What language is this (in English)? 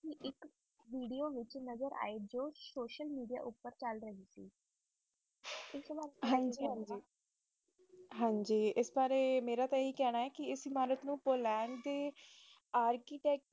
Punjabi